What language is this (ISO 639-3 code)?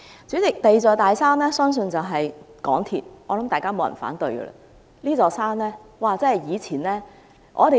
yue